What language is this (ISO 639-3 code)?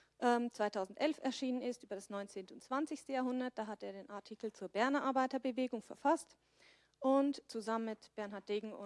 deu